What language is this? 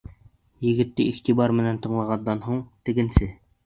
Bashkir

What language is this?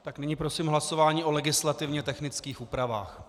Czech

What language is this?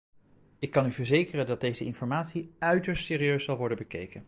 Dutch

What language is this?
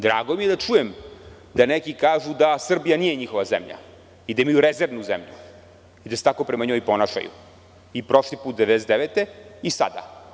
Serbian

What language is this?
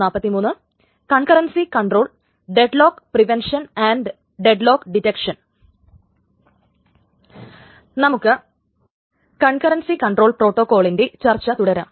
Malayalam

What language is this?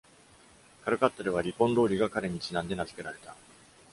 Japanese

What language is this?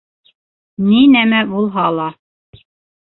Bashkir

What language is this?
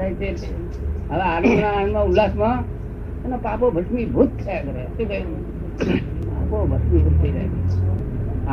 Gujarati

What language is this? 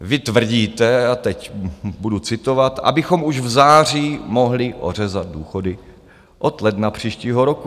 Czech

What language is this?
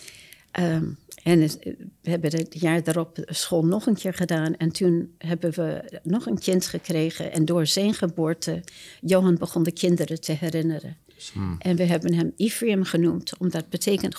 Dutch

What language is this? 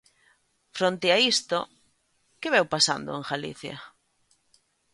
Galician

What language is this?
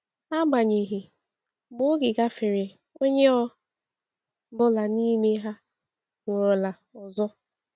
Igbo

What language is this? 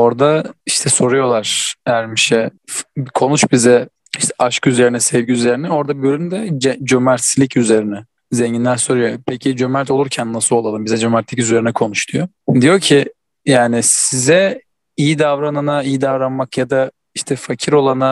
Turkish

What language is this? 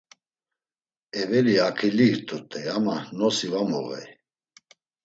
Laz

